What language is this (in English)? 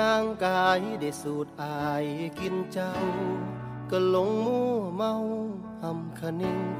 Thai